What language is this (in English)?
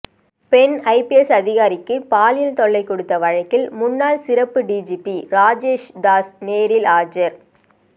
Tamil